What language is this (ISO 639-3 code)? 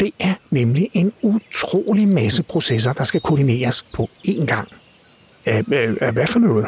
dan